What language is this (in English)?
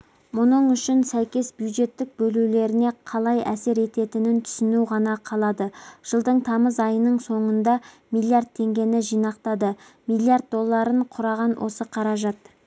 Kazakh